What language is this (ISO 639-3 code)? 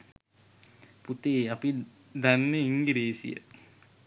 sin